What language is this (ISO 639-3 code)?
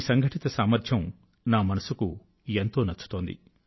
tel